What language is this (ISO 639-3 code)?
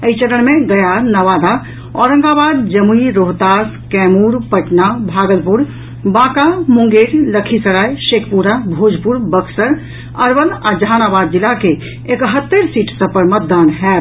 mai